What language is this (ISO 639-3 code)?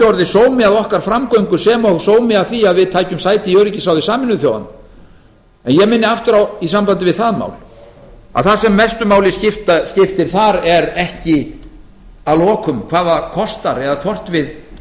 isl